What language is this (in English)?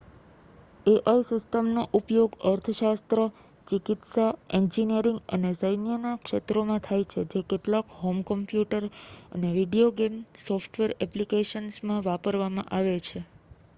Gujarati